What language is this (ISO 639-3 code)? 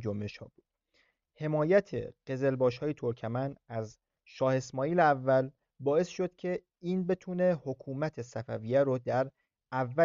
fas